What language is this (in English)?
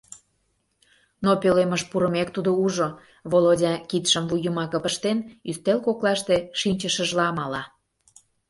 Mari